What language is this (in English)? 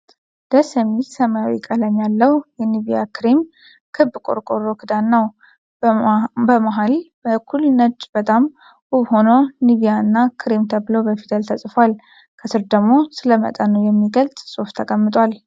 Amharic